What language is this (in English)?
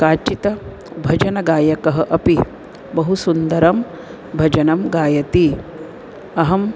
Sanskrit